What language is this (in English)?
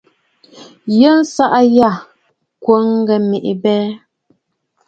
Bafut